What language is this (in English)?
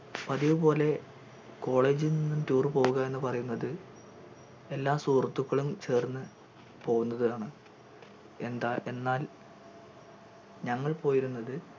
Malayalam